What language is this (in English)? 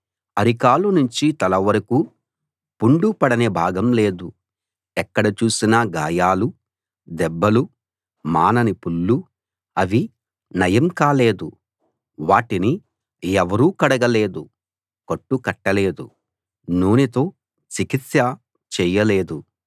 Telugu